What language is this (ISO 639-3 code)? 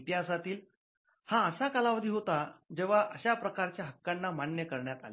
mar